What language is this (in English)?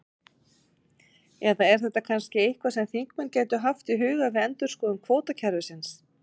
Icelandic